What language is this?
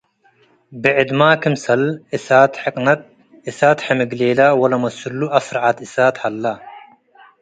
Tigre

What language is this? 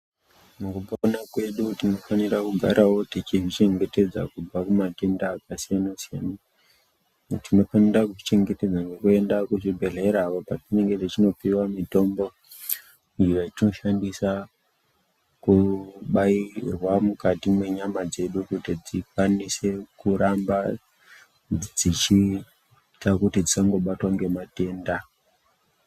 Ndau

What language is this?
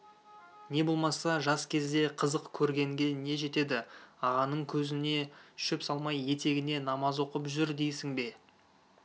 Kazakh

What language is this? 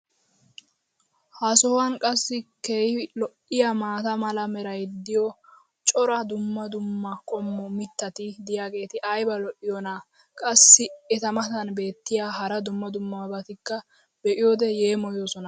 Wolaytta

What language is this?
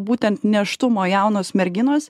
Lithuanian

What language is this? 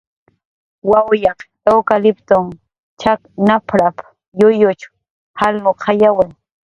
Jaqaru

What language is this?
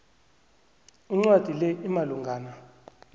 South Ndebele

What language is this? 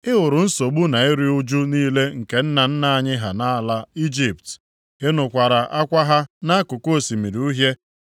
Igbo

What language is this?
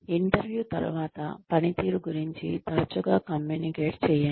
Telugu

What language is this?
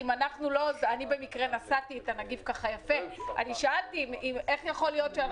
Hebrew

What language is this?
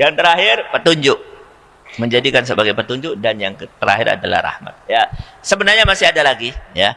Indonesian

